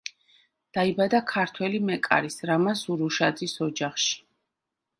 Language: Georgian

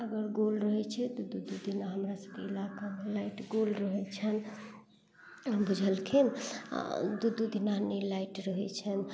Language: Maithili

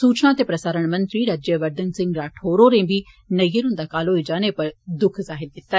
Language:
Dogri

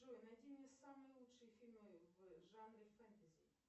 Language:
Russian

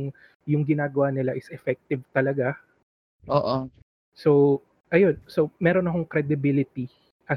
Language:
Filipino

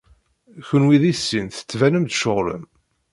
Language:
Kabyle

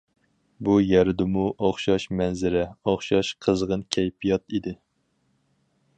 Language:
Uyghur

